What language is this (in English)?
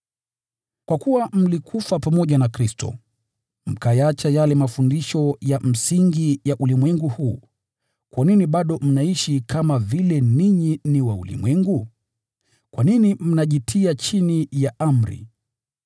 Swahili